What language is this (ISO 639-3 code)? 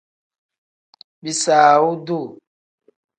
kdh